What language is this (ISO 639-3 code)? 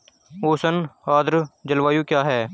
hin